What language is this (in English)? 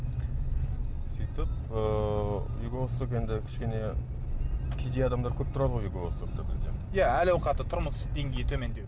Kazakh